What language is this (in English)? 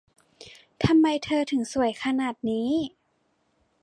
Thai